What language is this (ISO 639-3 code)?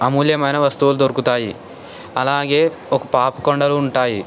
tel